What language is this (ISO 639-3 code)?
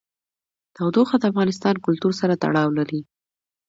pus